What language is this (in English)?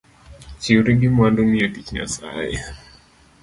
Luo (Kenya and Tanzania)